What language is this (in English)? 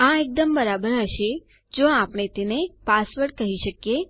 Gujarati